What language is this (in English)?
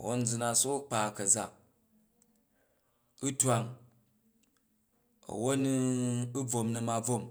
Jju